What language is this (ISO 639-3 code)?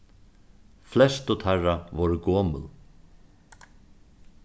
fao